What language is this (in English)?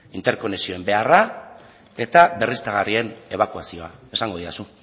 Basque